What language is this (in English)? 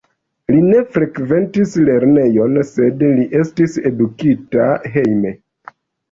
Esperanto